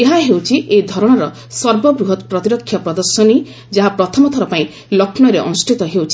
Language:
Odia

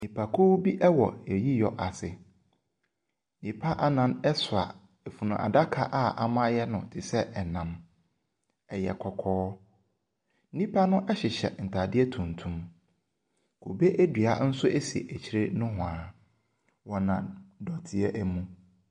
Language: Akan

